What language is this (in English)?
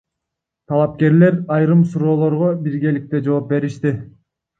Kyrgyz